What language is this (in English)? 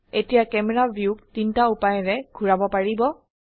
Assamese